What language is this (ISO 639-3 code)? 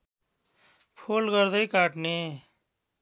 nep